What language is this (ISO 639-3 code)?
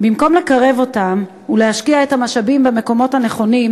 heb